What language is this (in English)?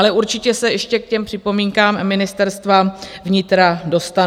Czech